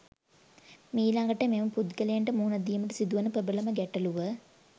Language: Sinhala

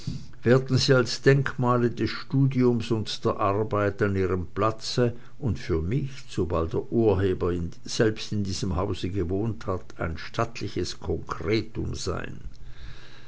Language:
German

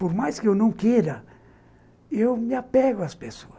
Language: Portuguese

